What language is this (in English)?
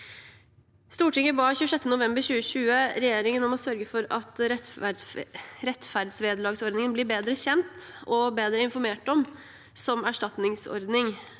Norwegian